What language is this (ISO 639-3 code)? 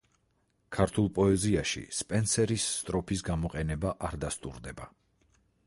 kat